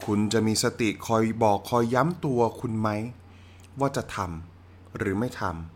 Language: Thai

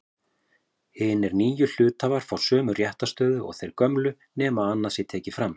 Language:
Icelandic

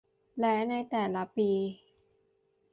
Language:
Thai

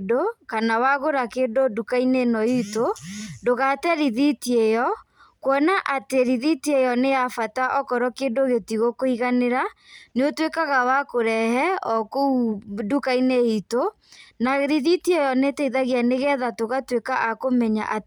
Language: Kikuyu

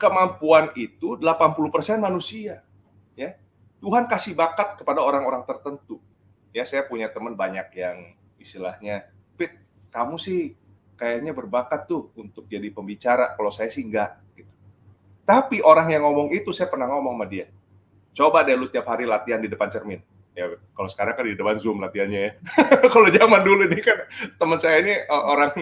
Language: Indonesian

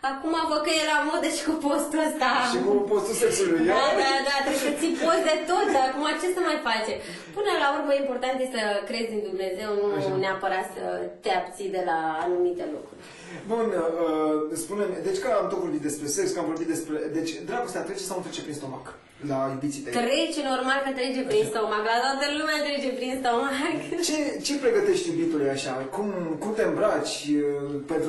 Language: Romanian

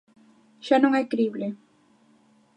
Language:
Galician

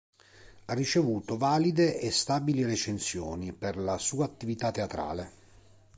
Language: Italian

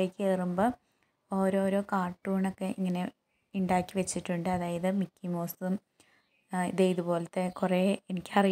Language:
Indonesian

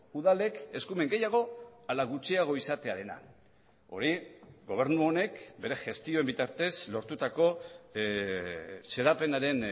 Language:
Basque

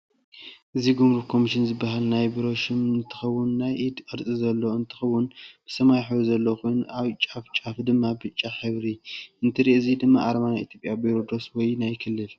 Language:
Tigrinya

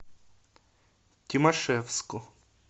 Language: Russian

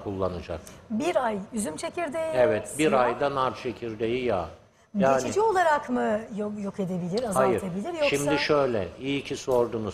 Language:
Turkish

